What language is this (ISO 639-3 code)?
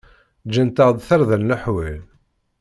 kab